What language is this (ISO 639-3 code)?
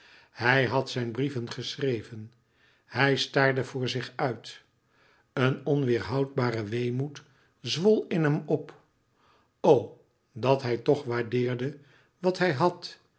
nld